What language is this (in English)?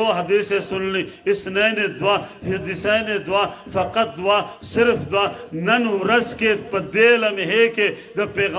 Turkish